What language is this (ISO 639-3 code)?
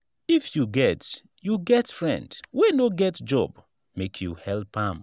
pcm